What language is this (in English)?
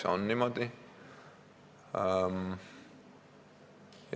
Estonian